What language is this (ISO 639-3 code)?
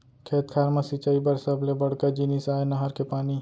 hne